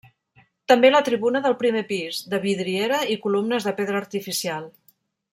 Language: Catalan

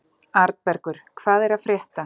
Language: Icelandic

